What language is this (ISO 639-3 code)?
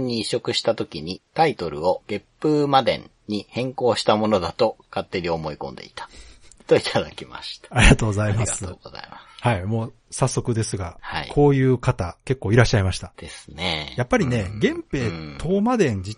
jpn